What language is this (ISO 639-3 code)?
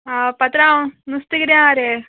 kok